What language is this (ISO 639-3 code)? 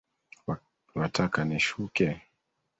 swa